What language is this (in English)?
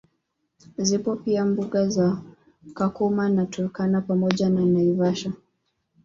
Swahili